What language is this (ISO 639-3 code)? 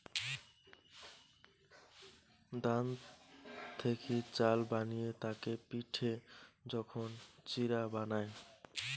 ben